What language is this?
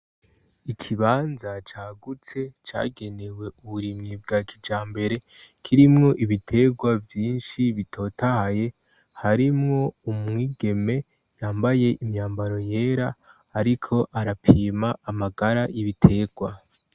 Rundi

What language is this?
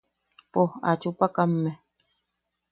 Yaqui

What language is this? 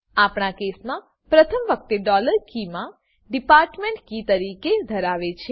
Gujarati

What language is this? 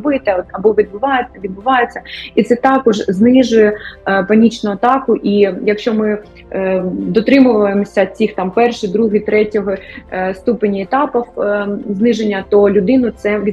Ukrainian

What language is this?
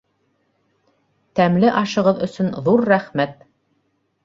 Bashkir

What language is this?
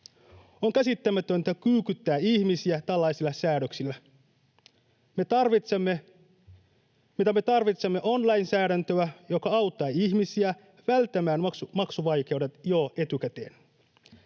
Finnish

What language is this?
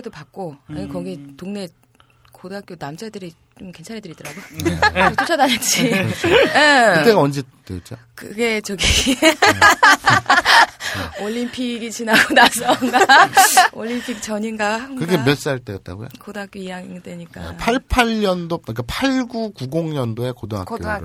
Korean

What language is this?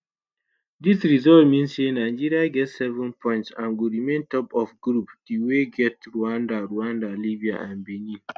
Nigerian Pidgin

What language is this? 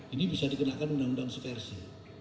Indonesian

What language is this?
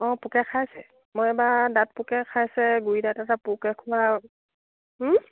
Assamese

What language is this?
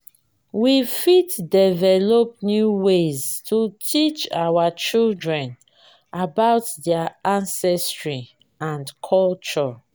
Nigerian Pidgin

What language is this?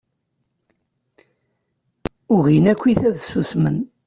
Kabyle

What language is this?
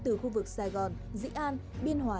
Vietnamese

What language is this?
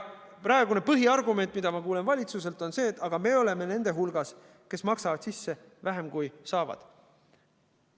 Estonian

